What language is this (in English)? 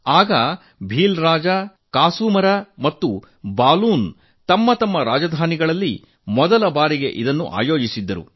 Kannada